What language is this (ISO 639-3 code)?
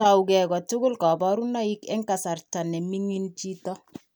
kln